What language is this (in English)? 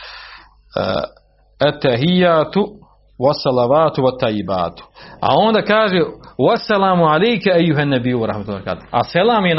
Croatian